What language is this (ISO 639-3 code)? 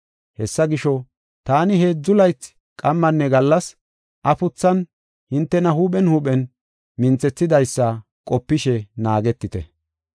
gof